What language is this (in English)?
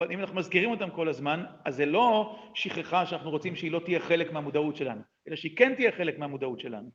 Hebrew